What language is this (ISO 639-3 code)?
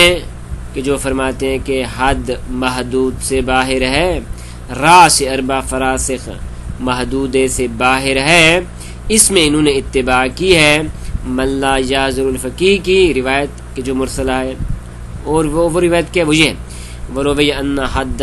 ara